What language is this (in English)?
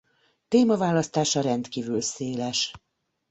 Hungarian